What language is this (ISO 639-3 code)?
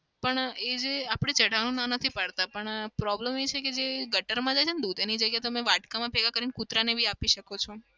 guj